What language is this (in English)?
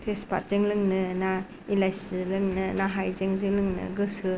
Bodo